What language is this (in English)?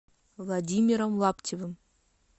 Russian